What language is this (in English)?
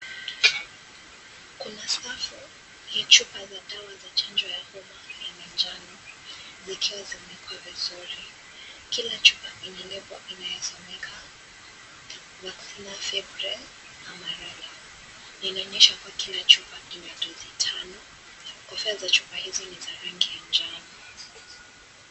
Swahili